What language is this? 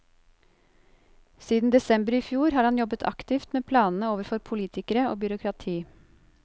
Norwegian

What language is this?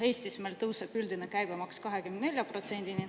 Estonian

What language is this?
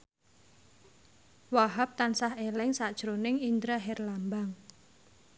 Javanese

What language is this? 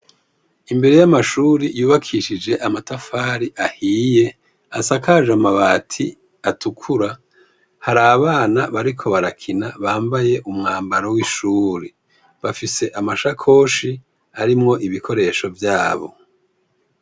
Rundi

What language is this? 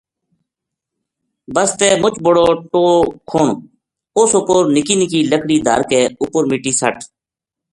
Gujari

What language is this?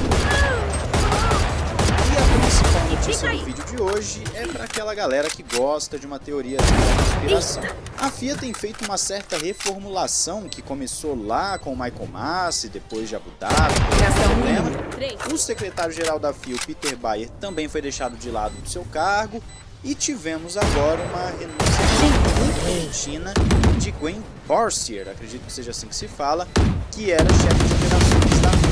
Portuguese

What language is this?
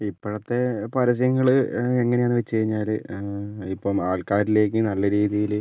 Malayalam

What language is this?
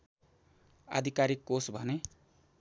Nepali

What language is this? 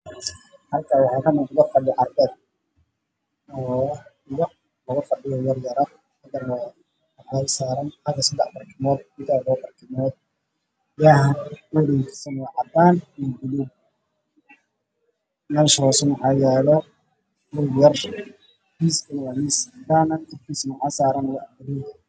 Somali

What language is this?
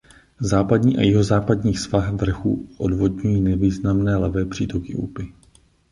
Czech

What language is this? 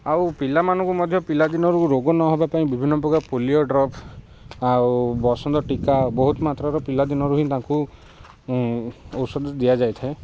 Odia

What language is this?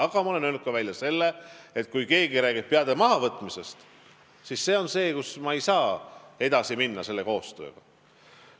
Estonian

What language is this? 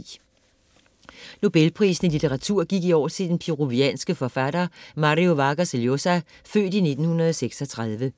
Danish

